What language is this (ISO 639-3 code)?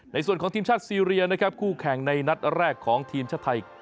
tha